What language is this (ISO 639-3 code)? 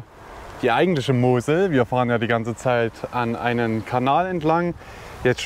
deu